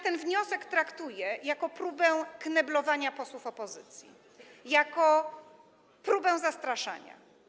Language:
Polish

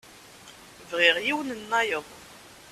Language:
Kabyle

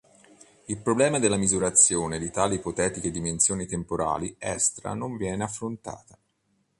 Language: Italian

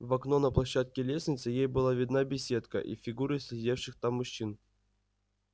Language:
Russian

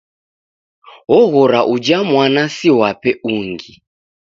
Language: Taita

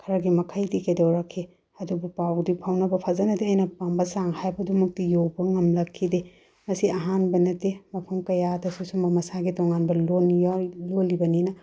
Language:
Manipuri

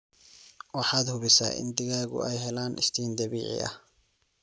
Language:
Somali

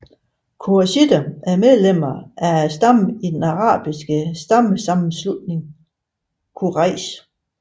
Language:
Danish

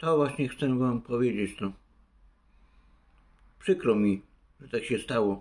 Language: Polish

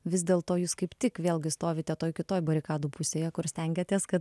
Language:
Lithuanian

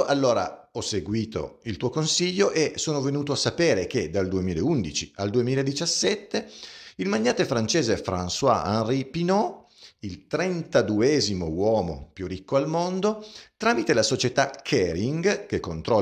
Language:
Italian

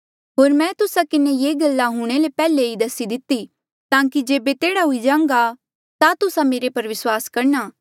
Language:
Mandeali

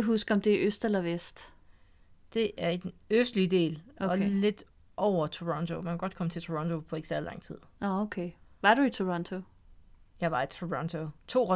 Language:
Danish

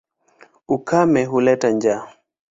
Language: Swahili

